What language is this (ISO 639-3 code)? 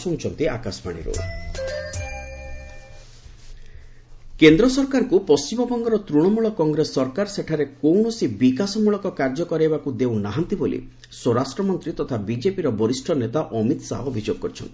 ori